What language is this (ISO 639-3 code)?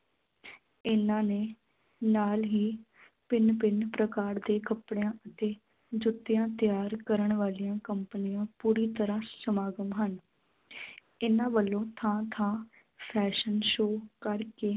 pan